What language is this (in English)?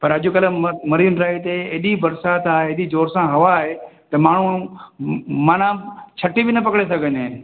Sindhi